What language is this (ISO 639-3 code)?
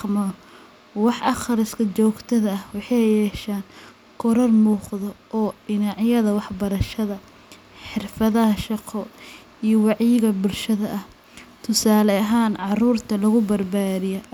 som